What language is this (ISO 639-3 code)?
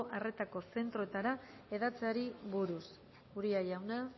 eus